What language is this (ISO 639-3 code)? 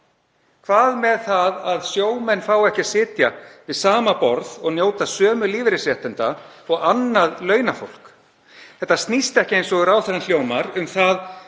isl